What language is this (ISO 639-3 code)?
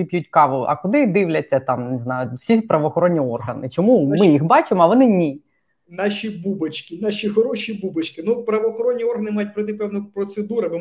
ukr